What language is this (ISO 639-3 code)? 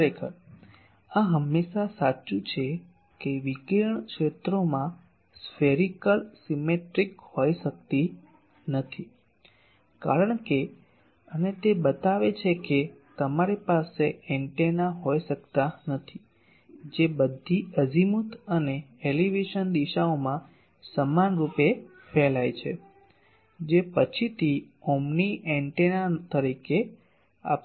guj